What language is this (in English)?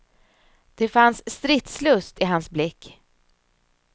Swedish